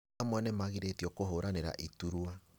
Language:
Kikuyu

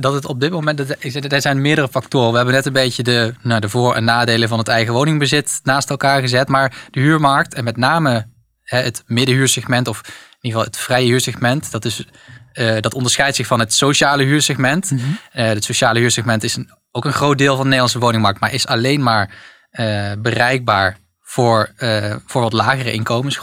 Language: Dutch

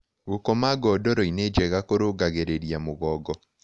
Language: Kikuyu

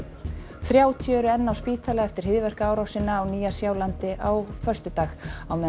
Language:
Icelandic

